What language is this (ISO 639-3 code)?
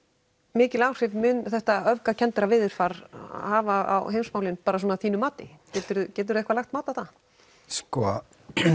isl